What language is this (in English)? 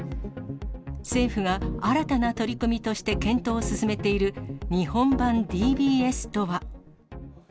Japanese